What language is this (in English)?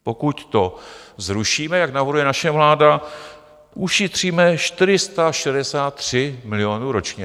Czech